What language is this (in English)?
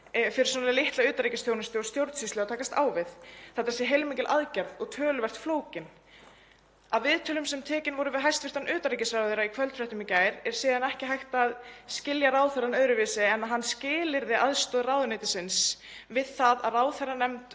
Icelandic